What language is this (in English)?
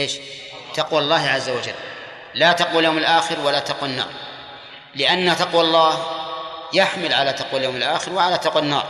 Arabic